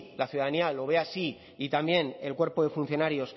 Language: Spanish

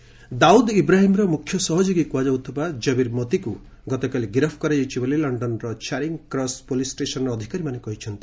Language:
Odia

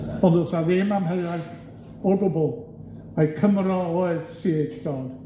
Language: Welsh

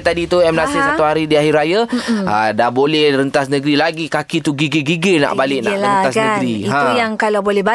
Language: Malay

